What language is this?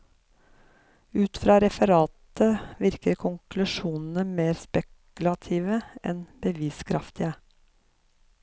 Norwegian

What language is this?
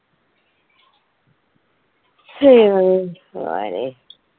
Malayalam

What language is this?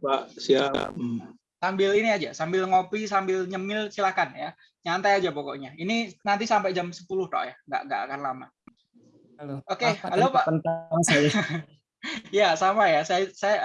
Indonesian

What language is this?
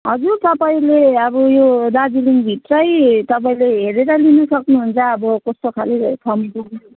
Nepali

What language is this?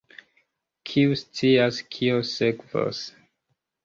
Esperanto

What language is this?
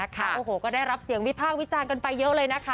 Thai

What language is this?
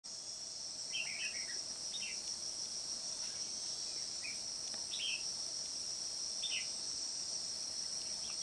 Vietnamese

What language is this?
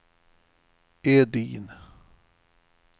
Swedish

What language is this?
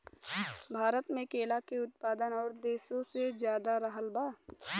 Bhojpuri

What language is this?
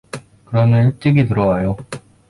Korean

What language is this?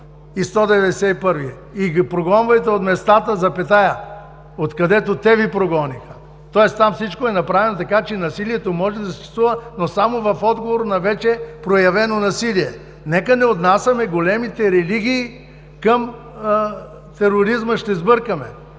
Bulgarian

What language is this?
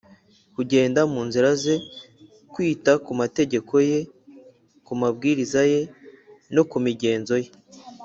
Kinyarwanda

